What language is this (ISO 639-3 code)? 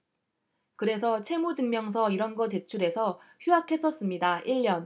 kor